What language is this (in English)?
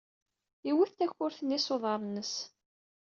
Kabyle